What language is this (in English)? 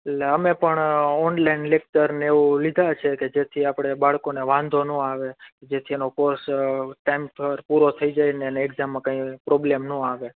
Gujarati